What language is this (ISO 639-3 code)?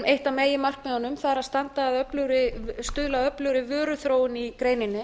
isl